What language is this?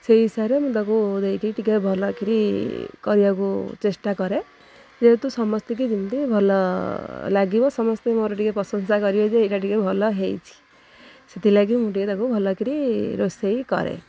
Odia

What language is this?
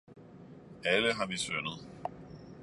Danish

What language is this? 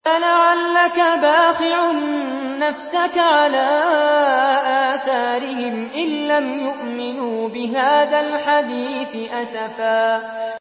Arabic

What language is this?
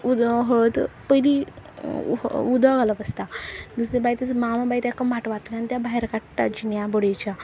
Konkani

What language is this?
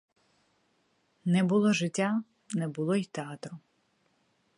Ukrainian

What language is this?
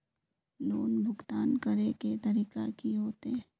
Magahi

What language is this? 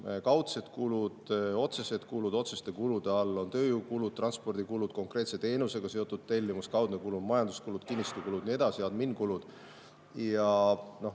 Estonian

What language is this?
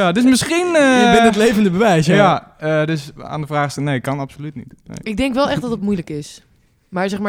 Dutch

